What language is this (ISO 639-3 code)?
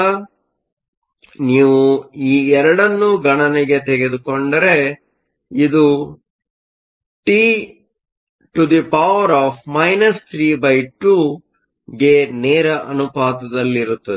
kan